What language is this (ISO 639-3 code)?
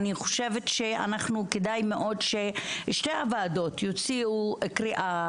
heb